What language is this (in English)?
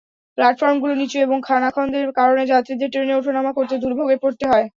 Bangla